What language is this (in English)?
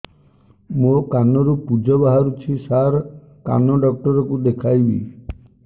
Odia